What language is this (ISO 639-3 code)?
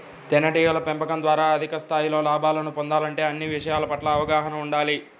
tel